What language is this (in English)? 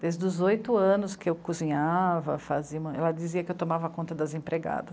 Portuguese